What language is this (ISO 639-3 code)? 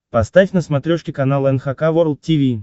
rus